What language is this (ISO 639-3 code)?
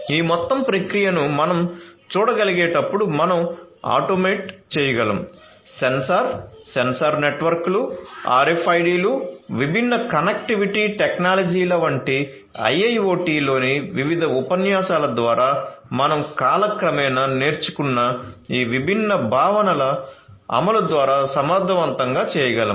tel